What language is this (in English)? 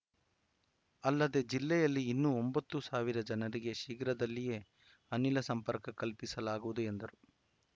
Kannada